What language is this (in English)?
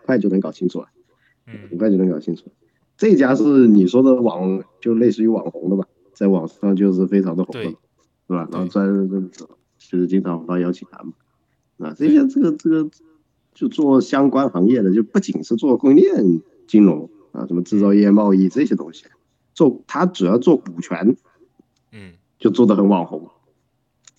Chinese